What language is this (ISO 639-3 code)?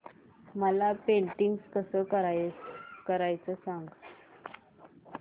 mar